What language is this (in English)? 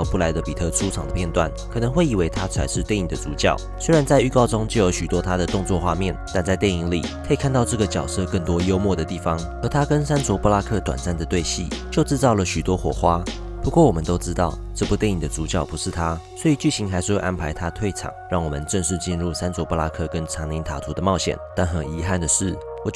Chinese